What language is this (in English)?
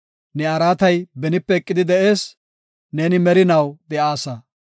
Gofa